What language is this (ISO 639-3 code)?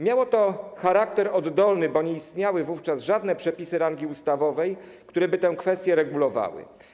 pol